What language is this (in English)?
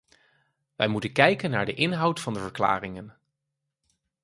Dutch